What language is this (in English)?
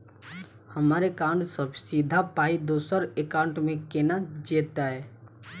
Maithili